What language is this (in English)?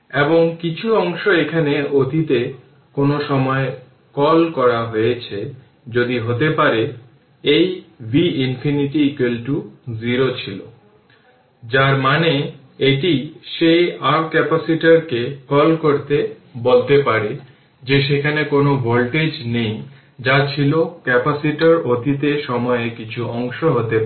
Bangla